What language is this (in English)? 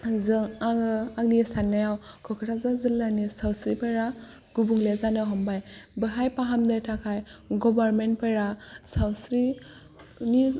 Bodo